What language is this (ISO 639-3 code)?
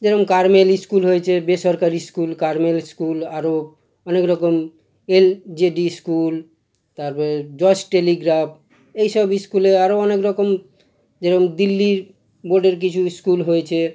ben